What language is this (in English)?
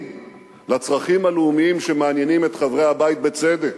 Hebrew